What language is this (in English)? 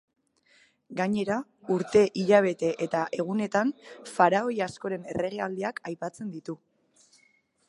Basque